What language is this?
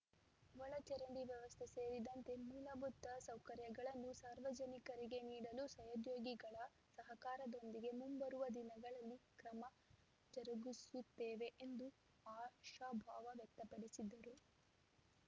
Kannada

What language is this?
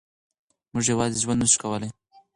Pashto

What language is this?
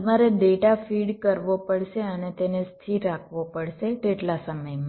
Gujarati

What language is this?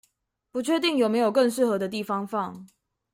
Chinese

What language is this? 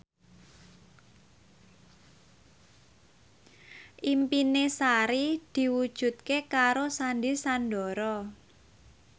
Javanese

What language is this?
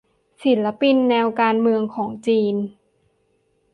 Thai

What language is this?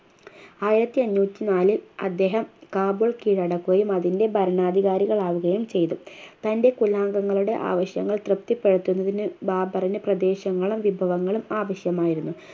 Malayalam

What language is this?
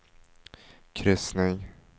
Swedish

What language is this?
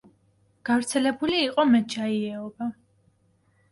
Georgian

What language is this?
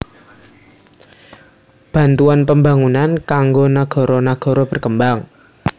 Javanese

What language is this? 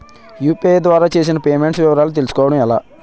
Telugu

